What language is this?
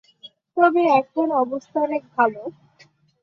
Bangla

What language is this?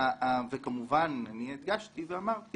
Hebrew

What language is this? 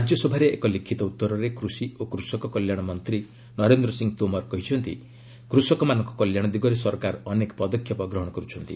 Odia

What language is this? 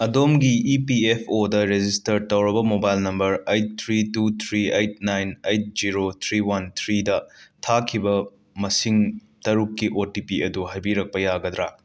Manipuri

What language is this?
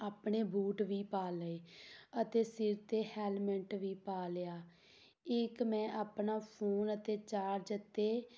Punjabi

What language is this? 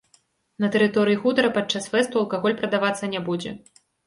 Belarusian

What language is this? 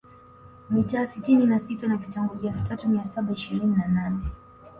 Swahili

